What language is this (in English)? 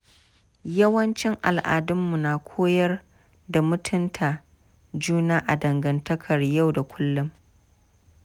Hausa